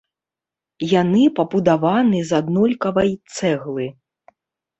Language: Belarusian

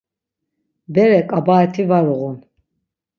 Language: Laz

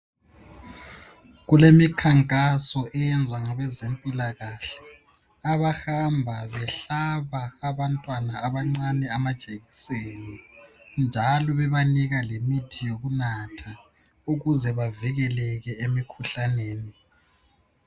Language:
North Ndebele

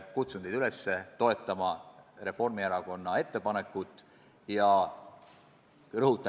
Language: Estonian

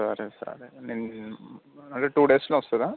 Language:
Telugu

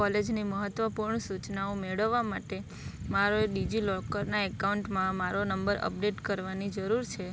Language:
Gujarati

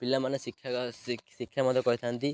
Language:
Odia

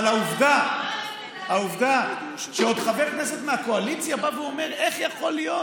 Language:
Hebrew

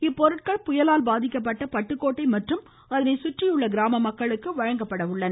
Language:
Tamil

